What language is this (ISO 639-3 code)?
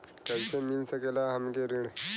bho